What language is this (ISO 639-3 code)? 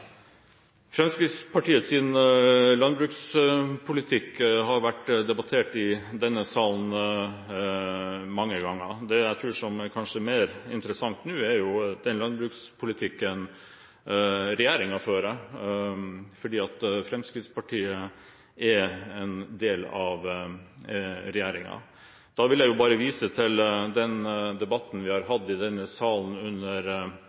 nor